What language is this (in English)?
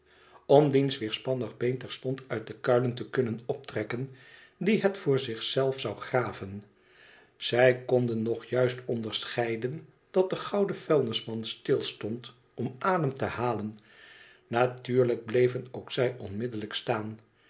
Dutch